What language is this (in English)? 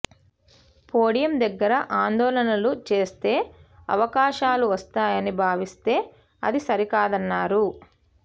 Telugu